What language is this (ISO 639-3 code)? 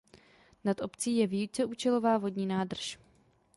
ces